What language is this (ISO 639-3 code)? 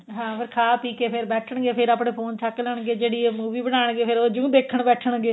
pan